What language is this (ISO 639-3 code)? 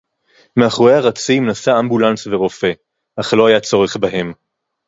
heb